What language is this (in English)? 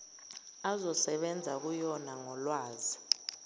Zulu